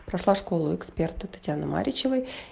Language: Russian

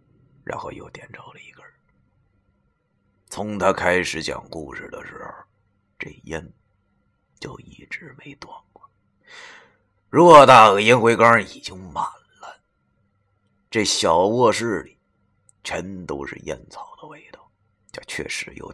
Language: Chinese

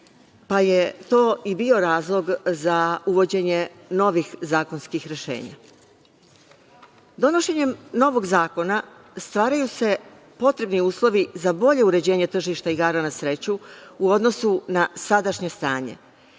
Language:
Serbian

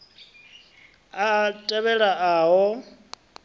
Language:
Venda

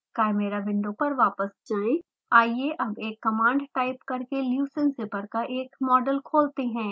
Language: Hindi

